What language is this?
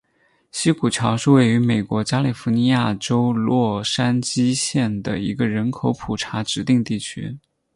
Chinese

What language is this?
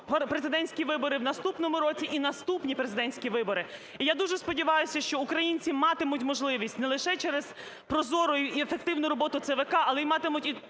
Ukrainian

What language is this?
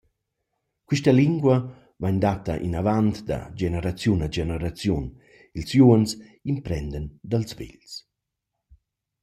Romansh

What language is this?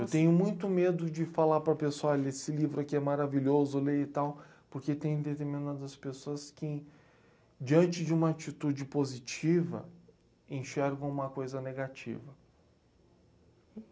Portuguese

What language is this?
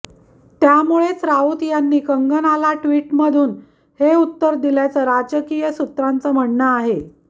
Marathi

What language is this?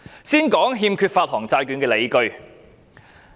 Cantonese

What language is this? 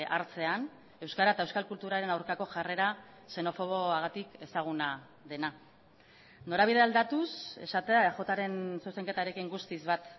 Basque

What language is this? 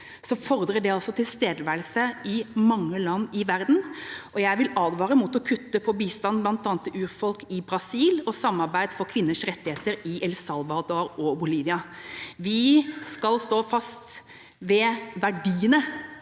Norwegian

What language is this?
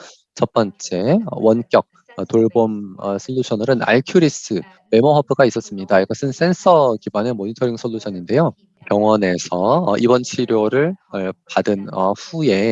Korean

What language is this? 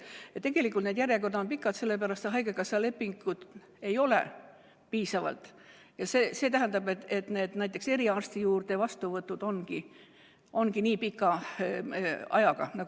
Estonian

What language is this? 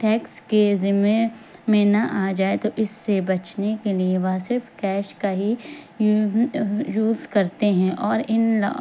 Urdu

